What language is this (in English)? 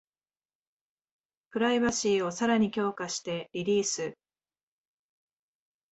Japanese